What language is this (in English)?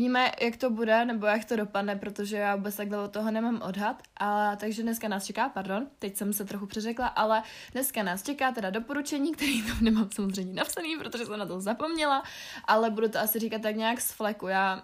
Czech